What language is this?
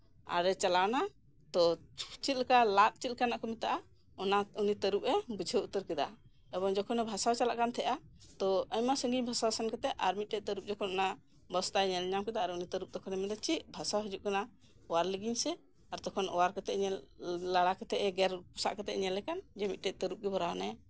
Santali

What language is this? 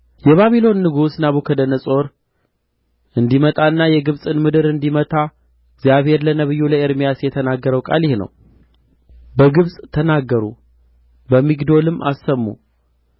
Amharic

